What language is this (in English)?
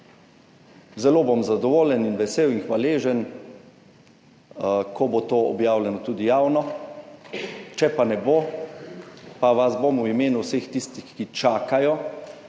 Slovenian